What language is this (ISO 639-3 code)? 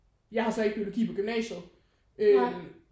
dan